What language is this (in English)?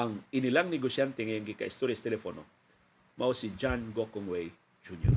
Filipino